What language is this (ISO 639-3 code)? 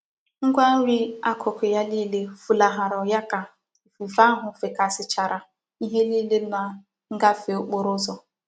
ibo